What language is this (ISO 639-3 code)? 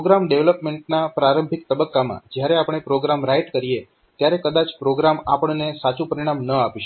guj